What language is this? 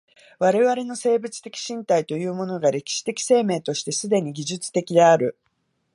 Japanese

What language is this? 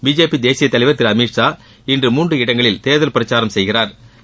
Tamil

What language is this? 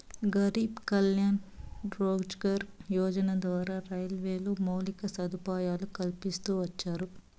Telugu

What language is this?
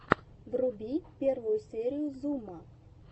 Russian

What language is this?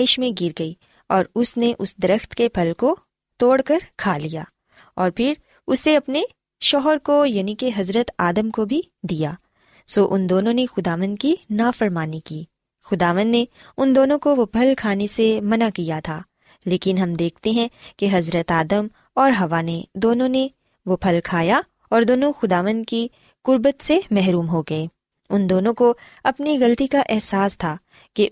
Urdu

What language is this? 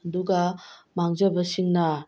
Manipuri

